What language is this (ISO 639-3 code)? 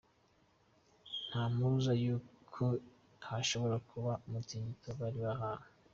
kin